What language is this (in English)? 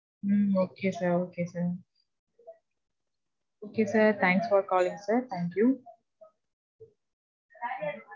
Tamil